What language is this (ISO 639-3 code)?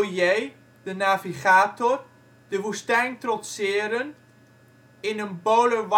nld